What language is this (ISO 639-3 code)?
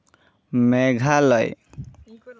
sat